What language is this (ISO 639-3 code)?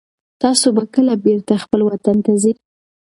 pus